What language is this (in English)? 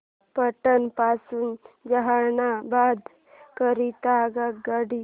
Marathi